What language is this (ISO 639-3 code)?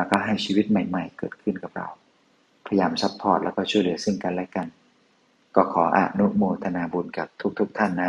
tha